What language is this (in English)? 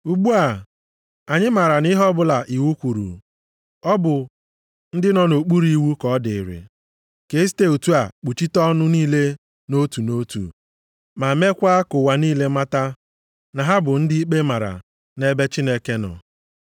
Igbo